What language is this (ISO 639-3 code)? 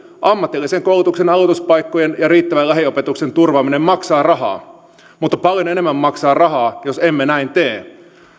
fin